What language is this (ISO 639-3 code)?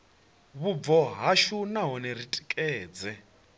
ven